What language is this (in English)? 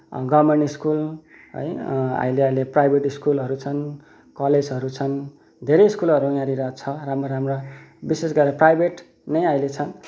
Nepali